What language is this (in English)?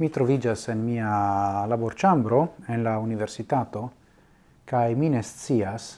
Italian